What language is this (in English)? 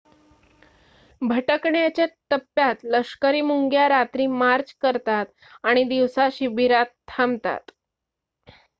Marathi